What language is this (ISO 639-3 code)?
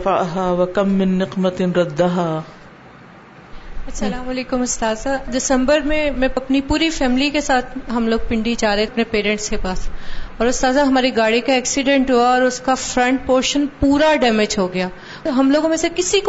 urd